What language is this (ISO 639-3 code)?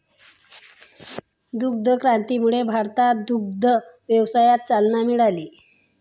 mar